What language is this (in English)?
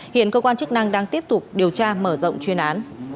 Vietnamese